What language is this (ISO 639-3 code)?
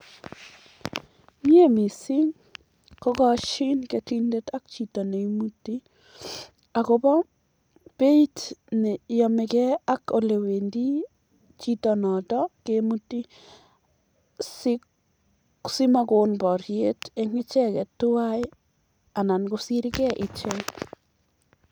kln